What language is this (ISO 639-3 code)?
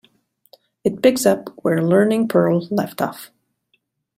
eng